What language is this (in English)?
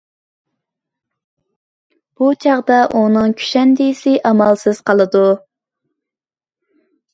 Uyghur